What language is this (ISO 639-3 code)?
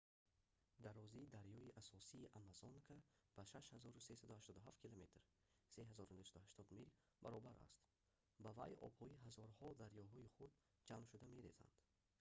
tgk